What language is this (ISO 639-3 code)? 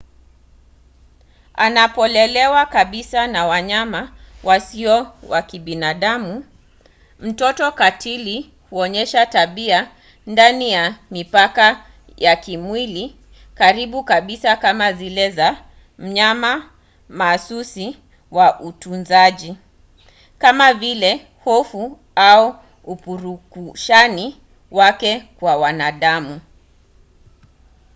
swa